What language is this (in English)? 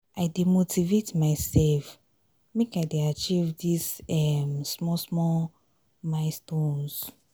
Nigerian Pidgin